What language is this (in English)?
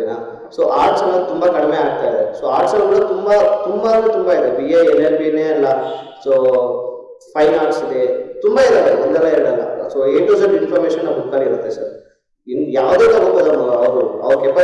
Indonesian